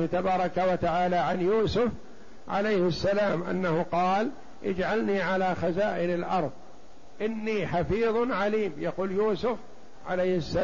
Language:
Arabic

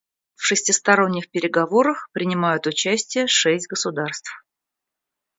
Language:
Russian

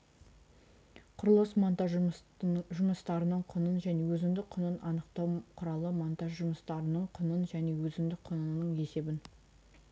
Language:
Kazakh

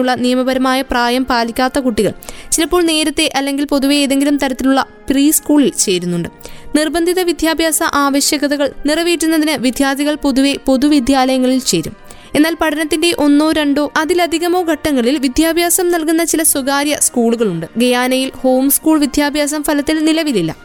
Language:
Malayalam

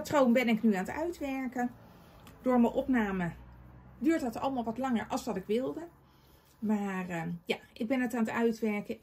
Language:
Dutch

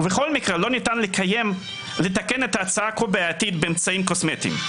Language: Hebrew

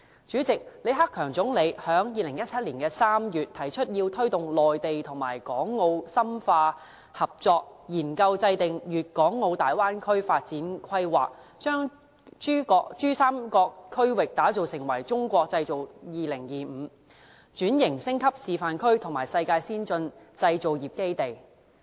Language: Cantonese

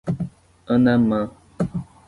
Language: Portuguese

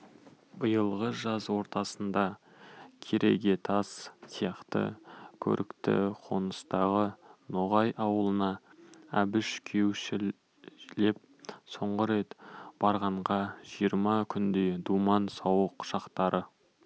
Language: Kazakh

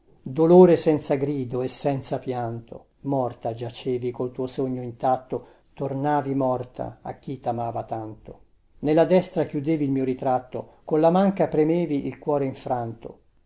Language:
Italian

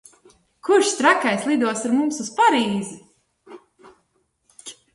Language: Latvian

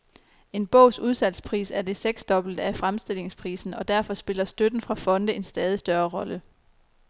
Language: Danish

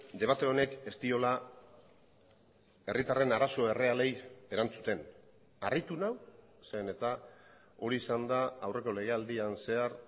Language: Basque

